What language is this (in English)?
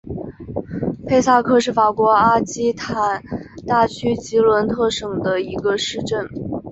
Chinese